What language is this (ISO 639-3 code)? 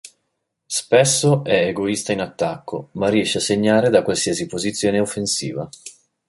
ita